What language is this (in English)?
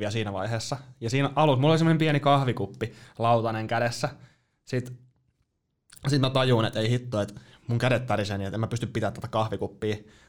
Finnish